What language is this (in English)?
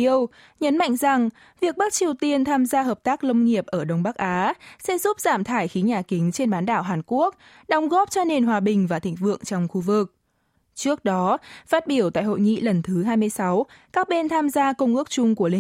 Vietnamese